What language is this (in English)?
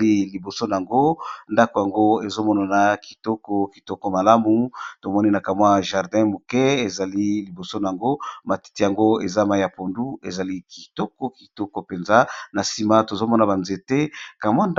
Lingala